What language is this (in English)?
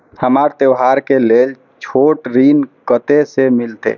Maithili